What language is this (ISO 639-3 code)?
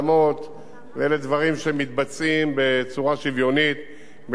heb